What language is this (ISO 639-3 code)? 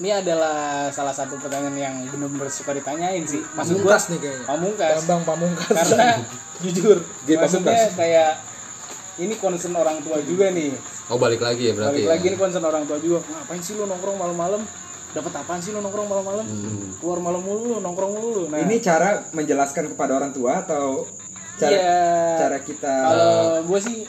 ind